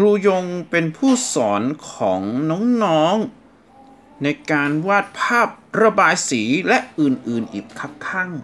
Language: Thai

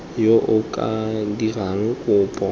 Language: Tswana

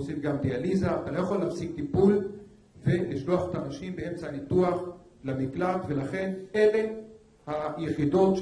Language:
Hebrew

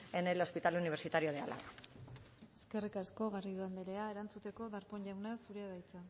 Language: Basque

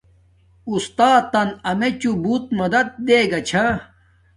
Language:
Domaaki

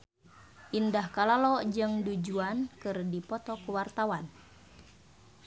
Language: Sundanese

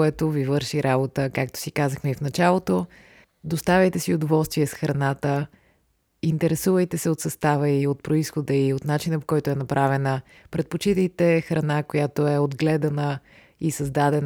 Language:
Bulgarian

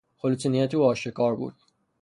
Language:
Persian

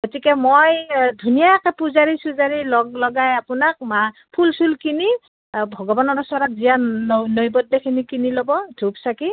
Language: Assamese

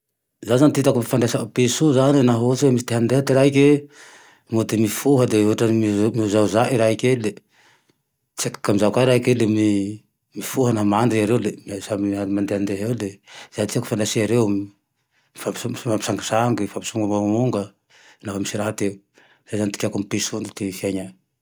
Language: Tandroy-Mahafaly Malagasy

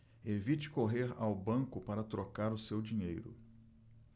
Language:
Portuguese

